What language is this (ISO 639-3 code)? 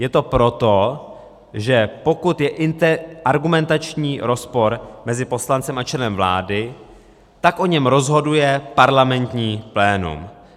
ces